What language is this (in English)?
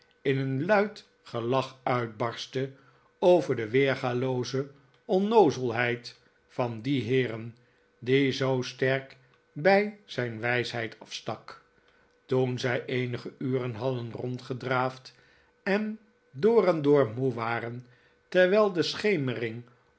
Dutch